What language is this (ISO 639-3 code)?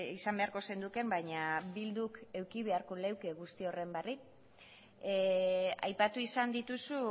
eus